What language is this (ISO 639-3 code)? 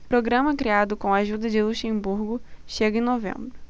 por